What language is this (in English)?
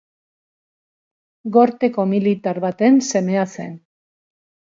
Basque